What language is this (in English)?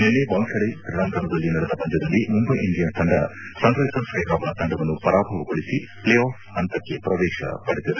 Kannada